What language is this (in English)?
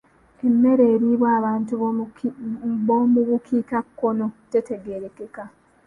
Ganda